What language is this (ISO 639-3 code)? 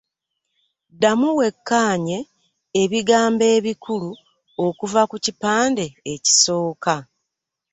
lug